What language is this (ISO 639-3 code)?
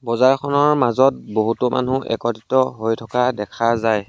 asm